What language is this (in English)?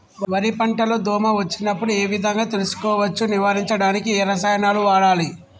Telugu